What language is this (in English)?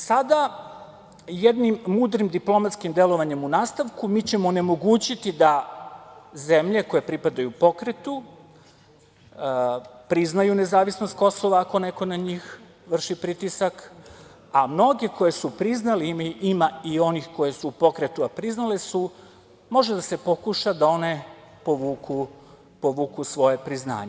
Serbian